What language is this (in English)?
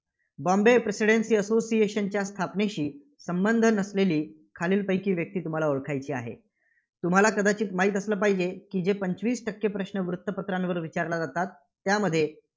Marathi